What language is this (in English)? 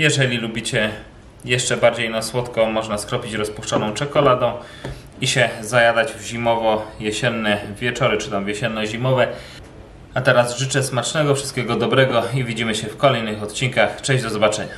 Polish